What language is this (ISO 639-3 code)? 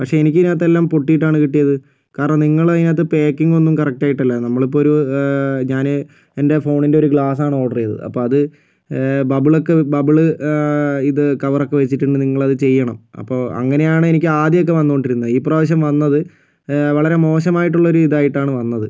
mal